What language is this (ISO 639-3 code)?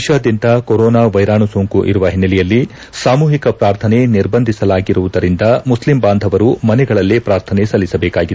kan